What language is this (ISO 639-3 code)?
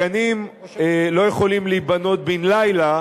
heb